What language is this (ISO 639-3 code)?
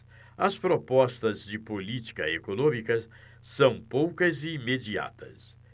por